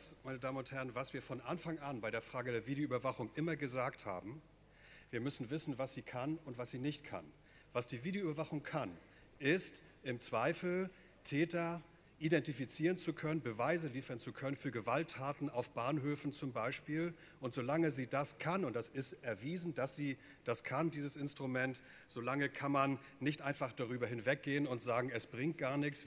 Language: German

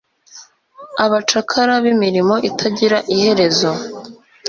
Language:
Kinyarwanda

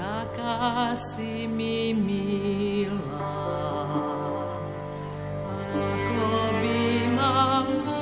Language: Slovak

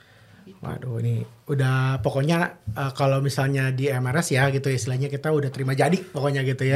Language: Indonesian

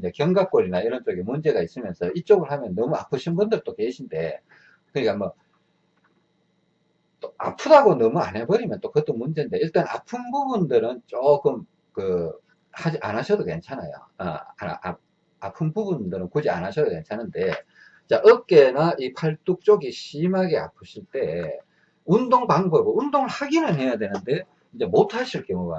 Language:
Korean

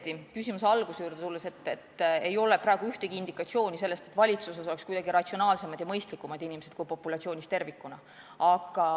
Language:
Estonian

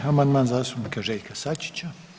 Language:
Croatian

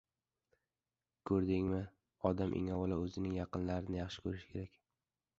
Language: Uzbek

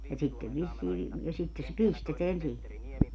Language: Finnish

